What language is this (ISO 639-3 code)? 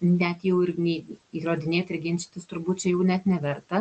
lit